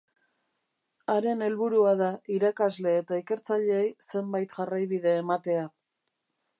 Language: Basque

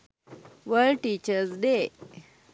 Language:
Sinhala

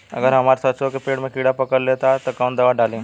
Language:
Bhojpuri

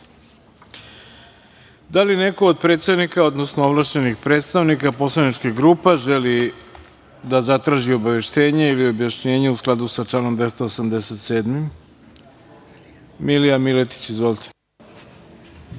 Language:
Serbian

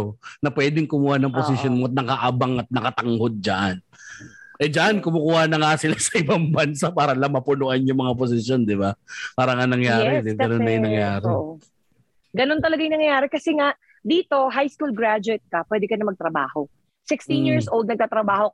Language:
Filipino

